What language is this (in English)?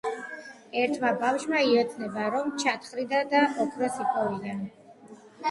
Georgian